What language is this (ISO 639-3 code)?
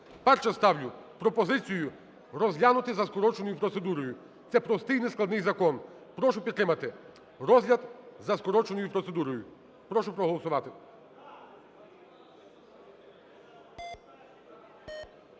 ukr